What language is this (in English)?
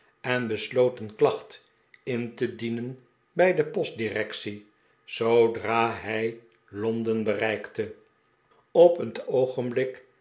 Dutch